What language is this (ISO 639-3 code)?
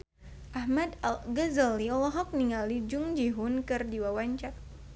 sun